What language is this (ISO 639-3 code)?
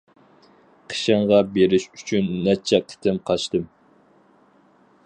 uig